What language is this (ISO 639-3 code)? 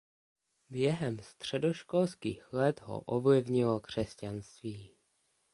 ces